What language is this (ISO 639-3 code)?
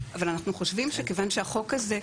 heb